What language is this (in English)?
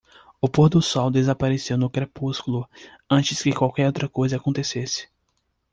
Portuguese